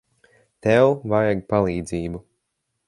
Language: Latvian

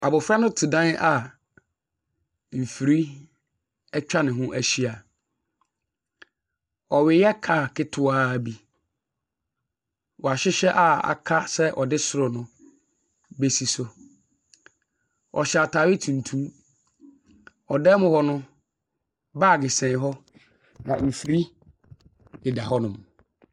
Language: Akan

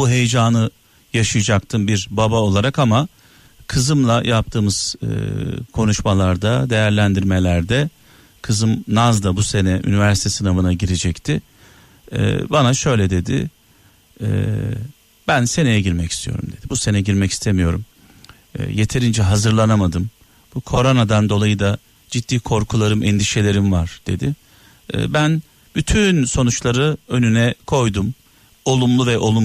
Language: Turkish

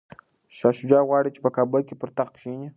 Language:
Pashto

